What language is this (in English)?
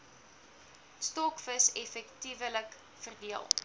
Afrikaans